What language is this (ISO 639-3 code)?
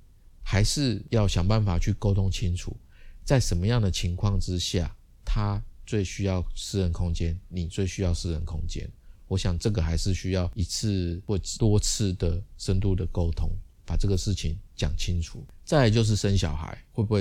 zho